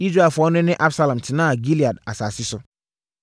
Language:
Akan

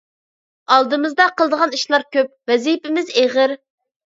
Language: Uyghur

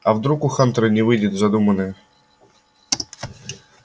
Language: Russian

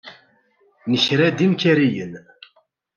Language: Kabyle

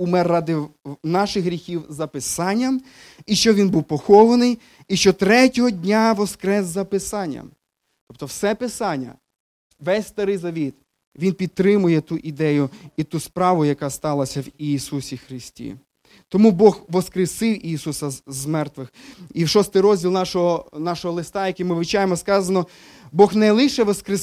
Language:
Ukrainian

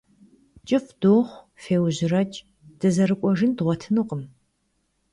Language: Kabardian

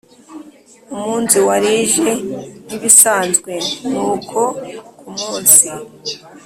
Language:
Kinyarwanda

